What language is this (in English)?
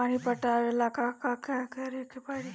Bhojpuri